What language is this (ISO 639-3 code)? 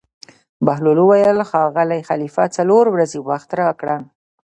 pus